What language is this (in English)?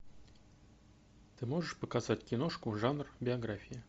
Russian